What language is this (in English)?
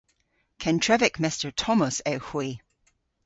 Cornish